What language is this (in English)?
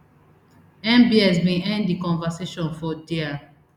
Nigerian Pidgin